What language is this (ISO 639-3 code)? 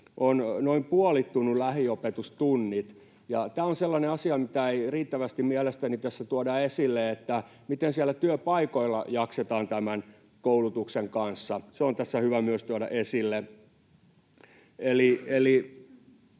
fin